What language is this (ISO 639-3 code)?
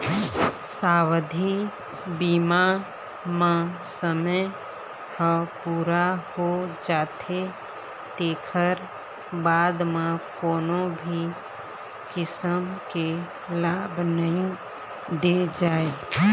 hne